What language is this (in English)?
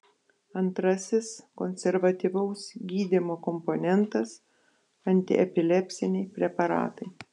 Lithuanian